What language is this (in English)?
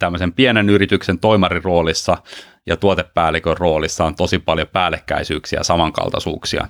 Finnish